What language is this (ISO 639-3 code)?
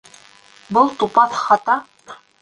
bak